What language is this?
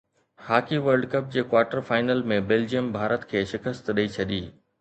Sindhi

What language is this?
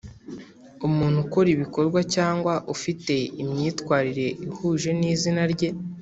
Kinyarwanda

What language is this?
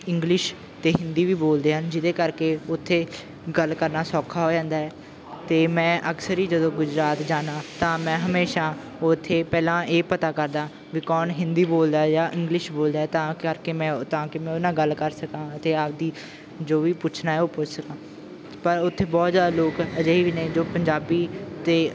Punjabi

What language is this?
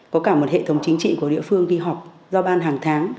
Vietnamese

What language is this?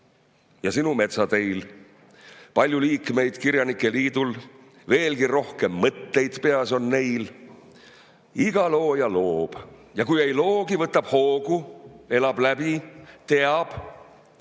Estonian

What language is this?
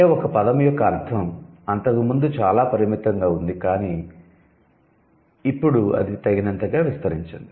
Telugu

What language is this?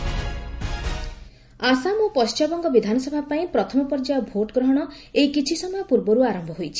Odia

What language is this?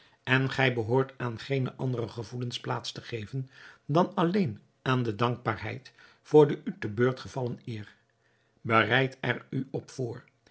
Dutch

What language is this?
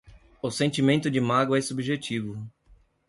Portuguese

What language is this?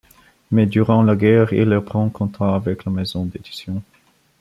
French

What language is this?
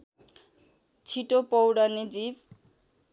Nepali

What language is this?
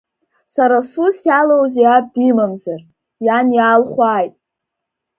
Abkhazian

